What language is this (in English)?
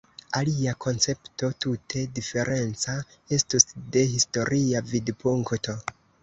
Esperanto